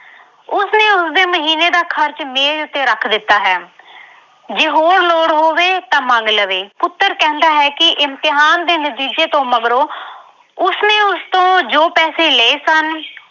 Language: Punjabi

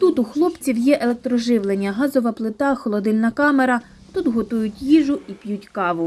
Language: Ukrainian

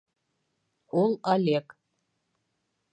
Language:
Bashkir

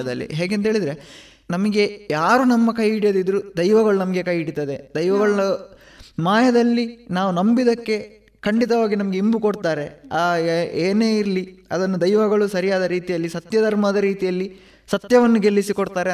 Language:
Kannada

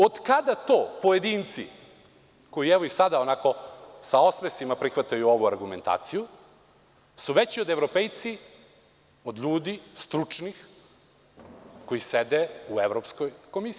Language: Serbian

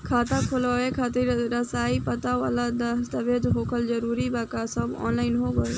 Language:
Bhojpuri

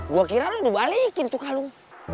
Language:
Indonesian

